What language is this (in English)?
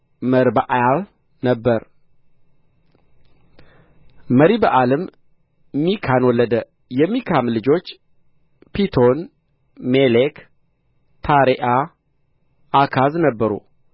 Amharic